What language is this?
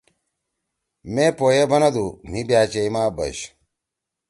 Torwali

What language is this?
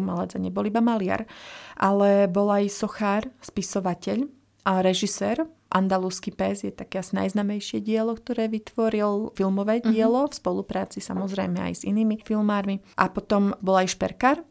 Slovak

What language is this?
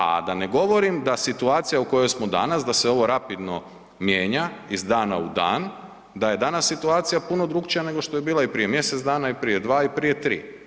Croatian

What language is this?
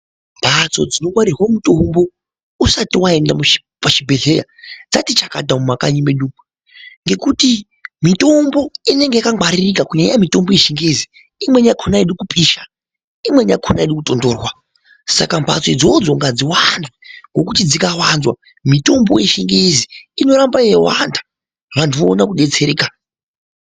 Ndau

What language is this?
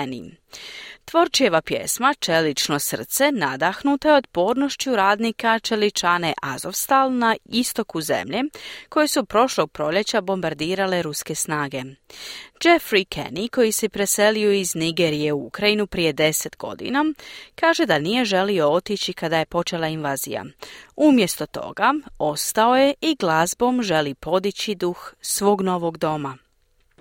Croatian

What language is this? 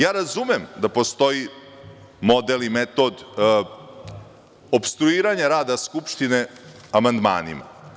Serbian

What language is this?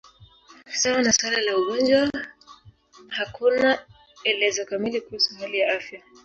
Swahili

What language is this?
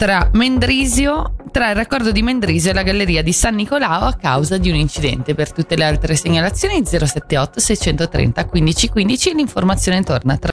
Italian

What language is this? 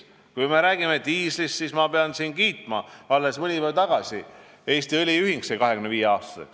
Estonian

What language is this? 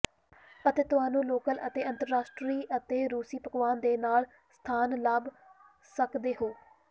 Punjabi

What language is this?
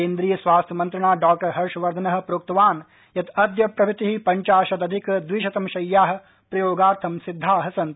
Sanskrit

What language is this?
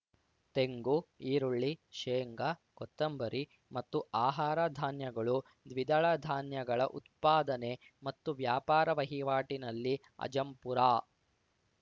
Kannada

